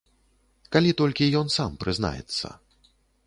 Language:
Belarusian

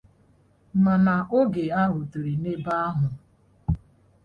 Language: Igbo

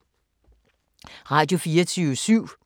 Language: Danish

